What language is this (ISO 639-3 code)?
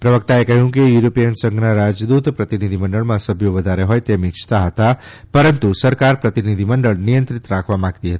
guj